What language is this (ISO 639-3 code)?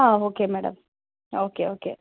kan